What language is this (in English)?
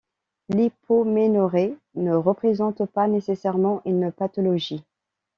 French